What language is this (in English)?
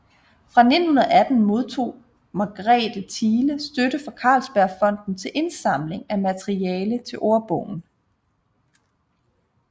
Danish